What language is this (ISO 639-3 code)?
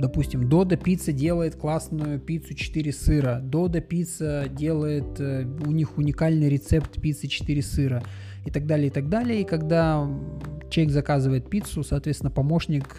rus